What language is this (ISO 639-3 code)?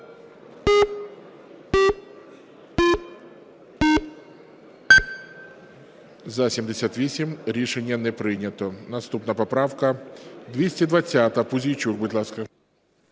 ukr